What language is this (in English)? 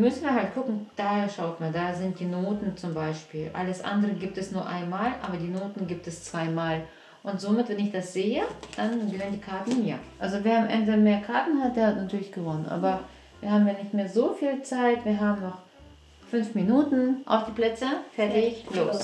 German